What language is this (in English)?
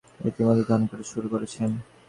Bangla